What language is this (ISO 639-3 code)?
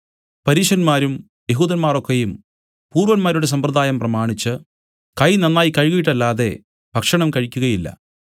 mal